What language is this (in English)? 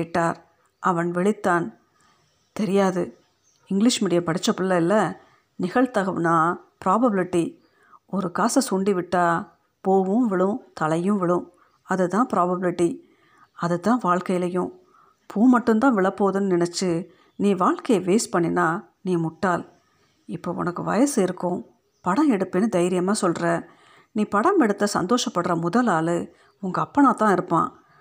Tamil